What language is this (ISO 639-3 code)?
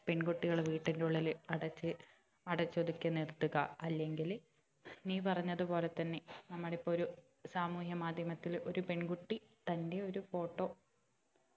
mal